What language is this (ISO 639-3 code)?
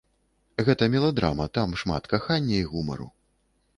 bel